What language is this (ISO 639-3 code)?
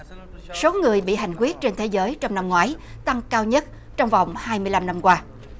vie